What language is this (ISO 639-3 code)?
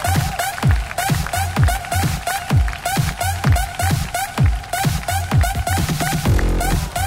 tur